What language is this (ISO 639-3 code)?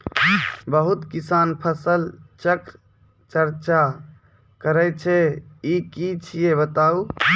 mai